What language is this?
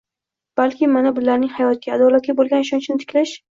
Uzbek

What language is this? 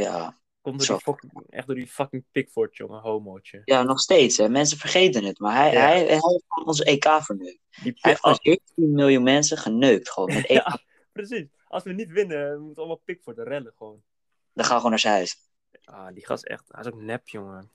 Dutch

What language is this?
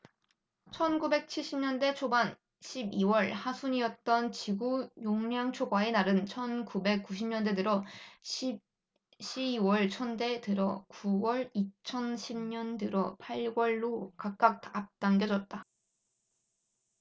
Korean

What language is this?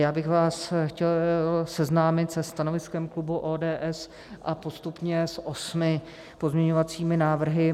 Czech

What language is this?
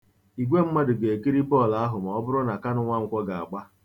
Igbo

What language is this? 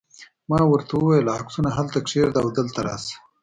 Pashto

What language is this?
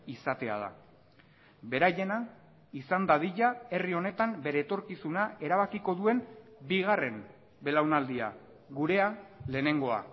Basque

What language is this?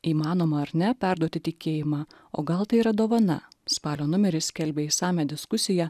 Lithuanian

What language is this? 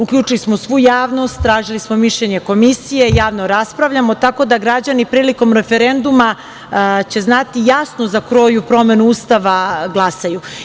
Serbian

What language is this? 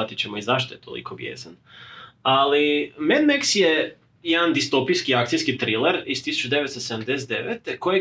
Croatian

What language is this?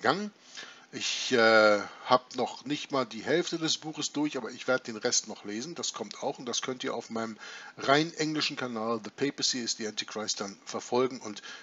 German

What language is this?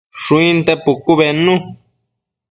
Matsés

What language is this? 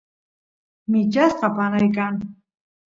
Santiago del Estero Quichua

